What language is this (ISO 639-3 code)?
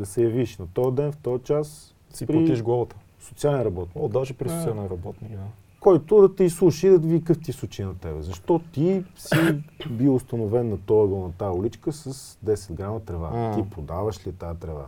bul